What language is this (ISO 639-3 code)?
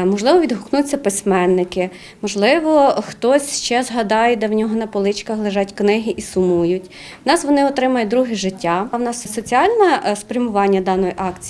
ukr